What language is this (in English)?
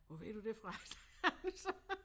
Danish